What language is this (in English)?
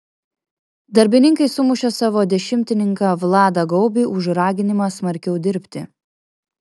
Lithuanian